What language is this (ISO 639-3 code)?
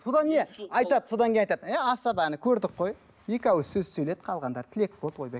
kaz